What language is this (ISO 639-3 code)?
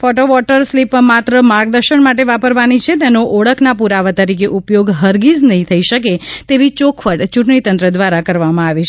guj